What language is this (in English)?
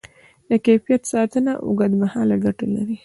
Pashto